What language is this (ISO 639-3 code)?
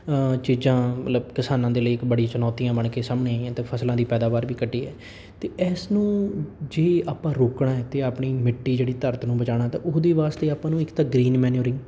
pan